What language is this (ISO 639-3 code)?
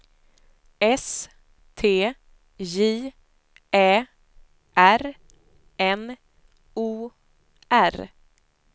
swe